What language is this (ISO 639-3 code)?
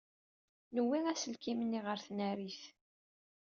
kab